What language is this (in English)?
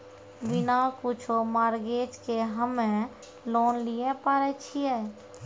Maithili